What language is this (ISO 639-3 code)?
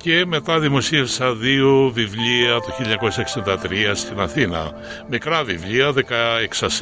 ell